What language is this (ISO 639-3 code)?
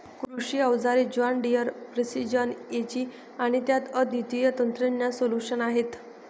mar